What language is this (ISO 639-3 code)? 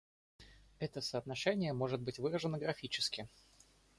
rus